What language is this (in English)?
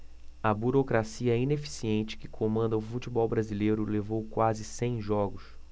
Portuguese